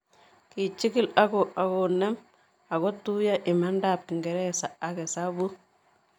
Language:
Kalenjin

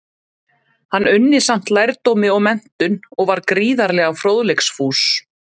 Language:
Icelandic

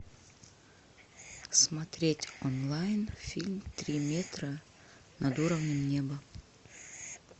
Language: Russian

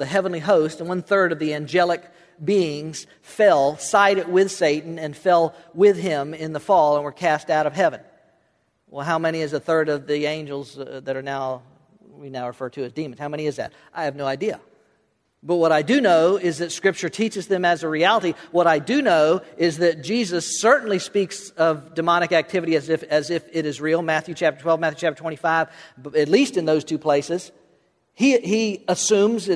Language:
English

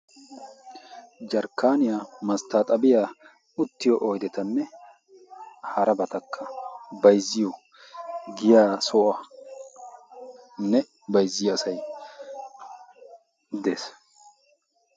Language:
Wolaytta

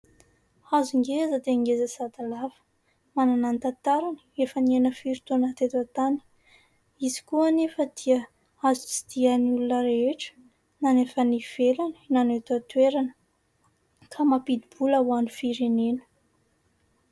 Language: Malagasy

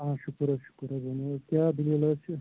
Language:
Kashmiri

